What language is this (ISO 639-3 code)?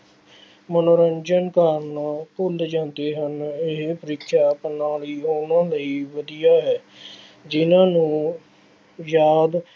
pan